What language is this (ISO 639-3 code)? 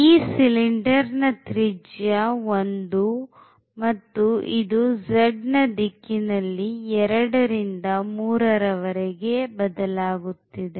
kan